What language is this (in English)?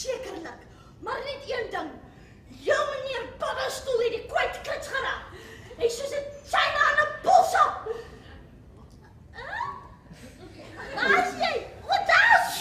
Dutch